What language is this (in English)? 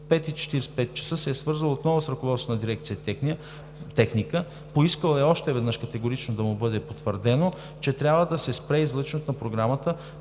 Bulgarian